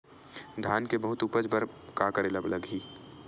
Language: Chhattisgarhi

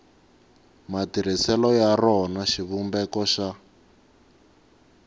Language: Tsonga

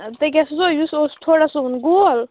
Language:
Kashmiri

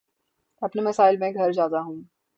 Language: Urdu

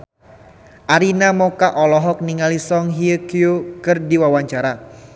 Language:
Sundanese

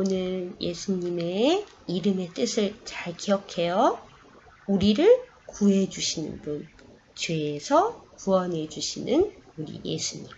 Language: Korean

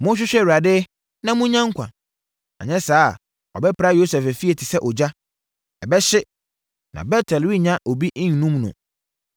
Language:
Akan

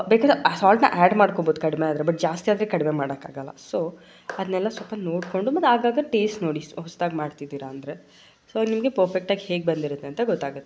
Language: Kannada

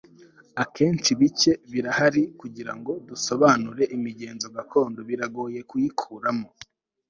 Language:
Kinyarwanda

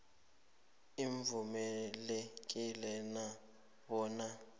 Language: South Ndebele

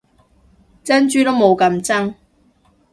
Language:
Cantonese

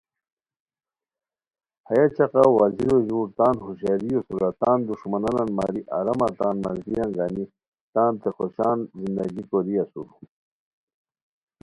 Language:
Khowar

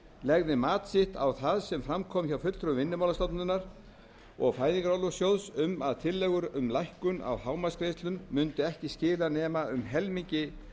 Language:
Icelandic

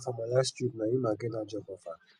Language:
Nigerian Pidgin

